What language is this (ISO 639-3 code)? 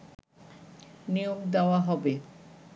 ben